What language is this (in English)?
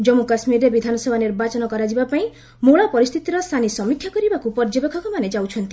Odia